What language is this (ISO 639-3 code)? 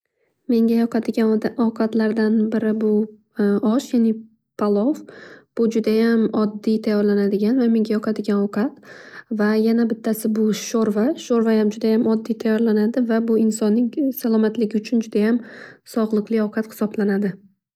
uzb